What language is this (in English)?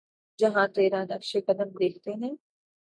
Urdu